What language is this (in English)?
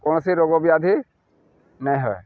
Odia